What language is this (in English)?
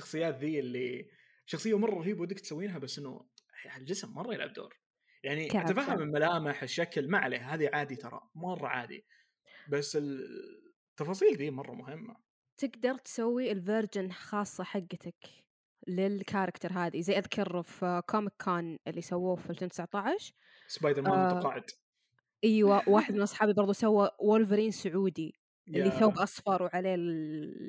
Arabic